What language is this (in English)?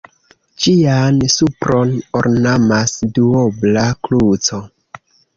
Esperanto